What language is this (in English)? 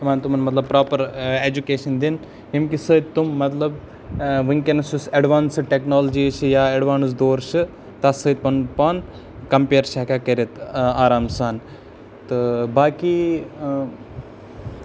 Kashmiri